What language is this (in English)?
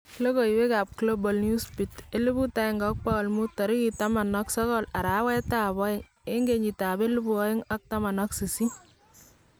Kalenjin